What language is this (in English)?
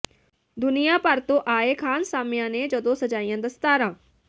Punjabi